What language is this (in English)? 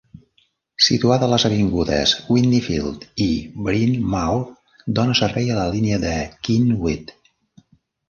Catalan